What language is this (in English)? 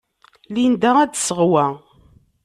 Kabyle